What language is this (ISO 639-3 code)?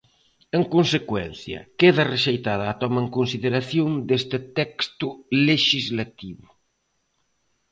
glg